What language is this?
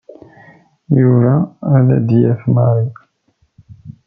Kabyle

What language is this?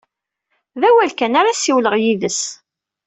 Kabyle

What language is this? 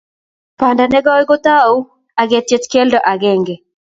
Kalenjin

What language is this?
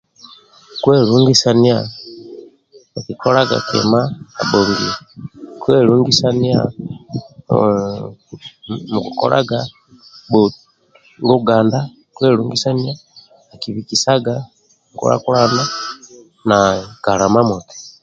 Amba (Uganda)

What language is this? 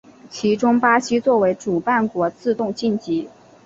Chinese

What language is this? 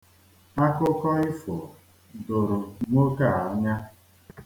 Igbo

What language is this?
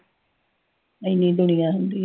Punjabi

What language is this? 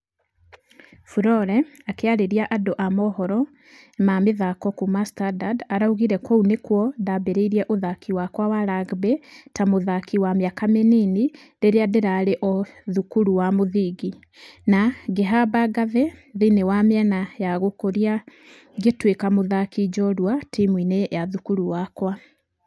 Kikuyu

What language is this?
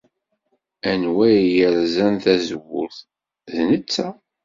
Kabyle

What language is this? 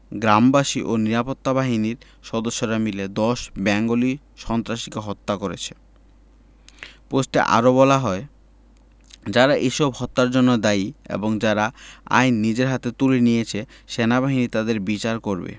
Bangla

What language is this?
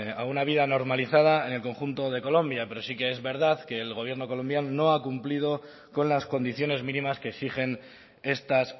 Spanish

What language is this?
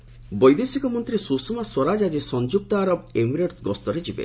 Odia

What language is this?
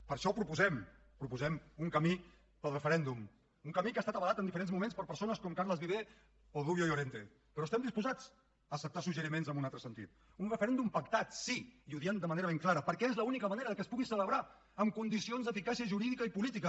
Catalan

